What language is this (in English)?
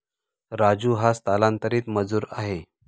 Marathi